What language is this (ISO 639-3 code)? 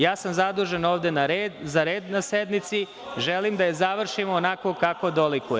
srp